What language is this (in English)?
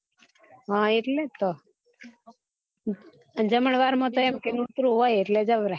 Gujarati